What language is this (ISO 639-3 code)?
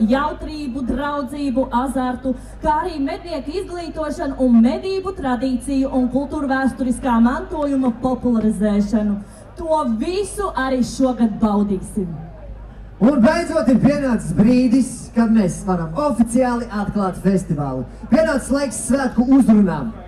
lav